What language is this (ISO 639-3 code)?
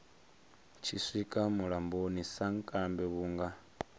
ven